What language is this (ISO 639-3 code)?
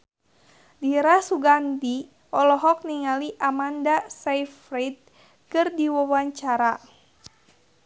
sun